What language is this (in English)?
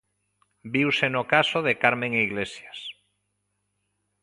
Galician